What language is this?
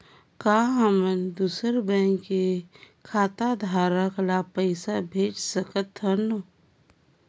Chhattisgarhi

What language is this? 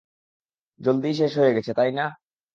Bangla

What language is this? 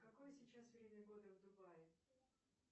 Russian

